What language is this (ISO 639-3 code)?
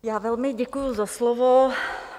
ces